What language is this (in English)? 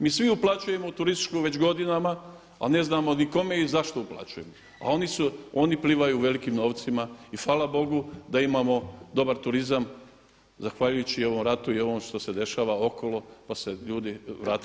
Croatian